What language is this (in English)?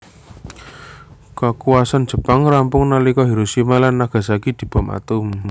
Javanese